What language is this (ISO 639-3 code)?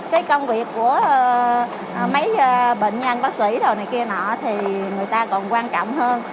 vie